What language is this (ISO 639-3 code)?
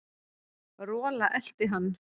isl